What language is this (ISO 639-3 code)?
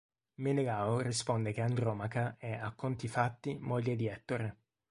ita